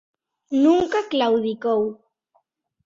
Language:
Galician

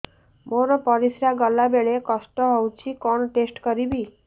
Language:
Odia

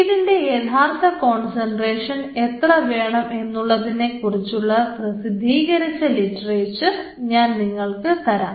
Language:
Malayalam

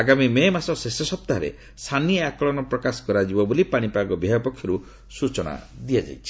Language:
Odia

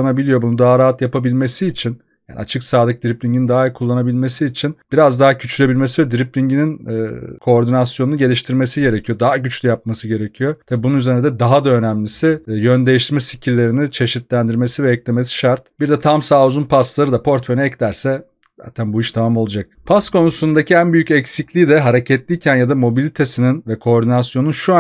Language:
Turkish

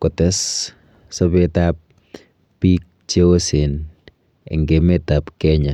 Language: Kalenjin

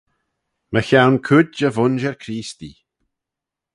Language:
Manx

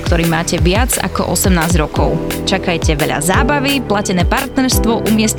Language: Slovak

